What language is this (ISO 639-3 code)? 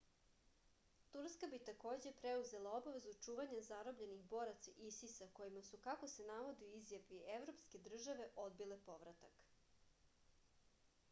srp